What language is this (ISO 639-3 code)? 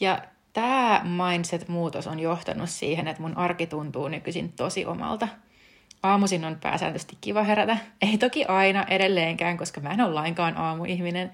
fin